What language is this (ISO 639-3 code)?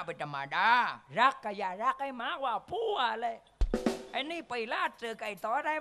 tha